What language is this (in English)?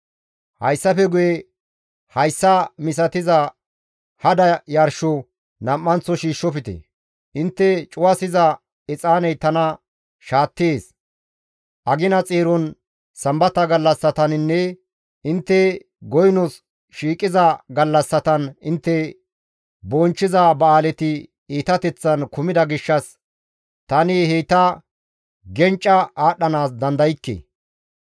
Gamo